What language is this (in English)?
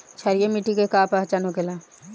Bhojpuri